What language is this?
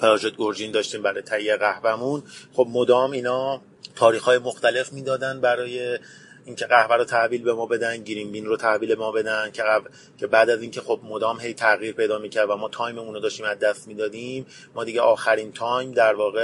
Persian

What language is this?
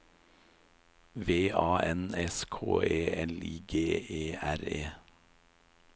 Norwegian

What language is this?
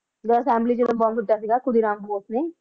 Punjabi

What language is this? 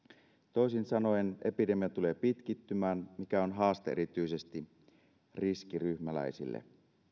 Finnish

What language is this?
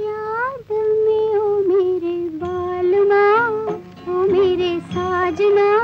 Hindi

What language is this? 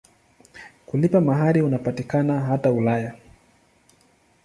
Swahili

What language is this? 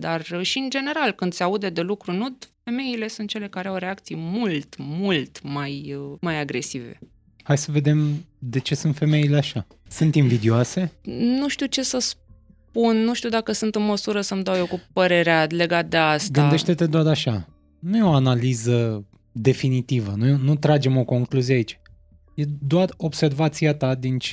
Romanian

